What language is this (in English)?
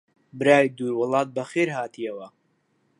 Central Kurdish